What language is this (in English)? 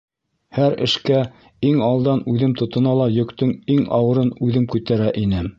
Bashkir